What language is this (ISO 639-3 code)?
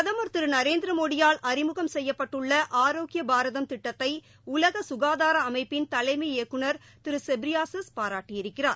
tam